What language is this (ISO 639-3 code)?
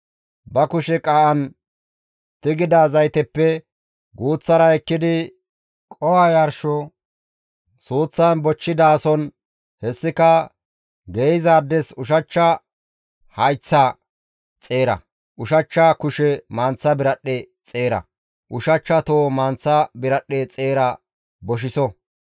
gmv